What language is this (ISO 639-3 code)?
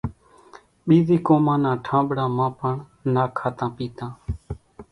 gjk